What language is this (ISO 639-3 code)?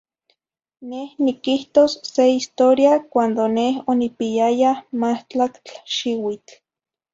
nhi